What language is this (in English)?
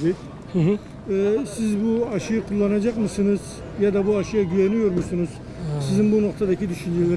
Turkish